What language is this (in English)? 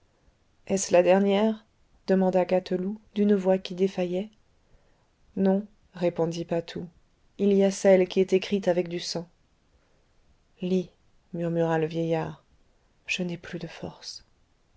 French